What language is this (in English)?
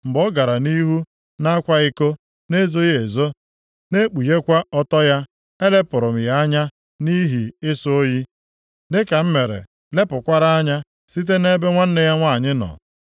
Igbo